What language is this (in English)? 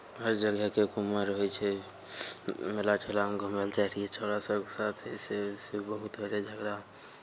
Maithili